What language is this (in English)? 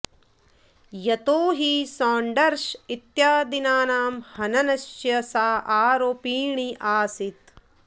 Sanskrit